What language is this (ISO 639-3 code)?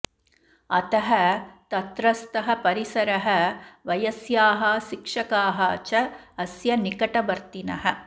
san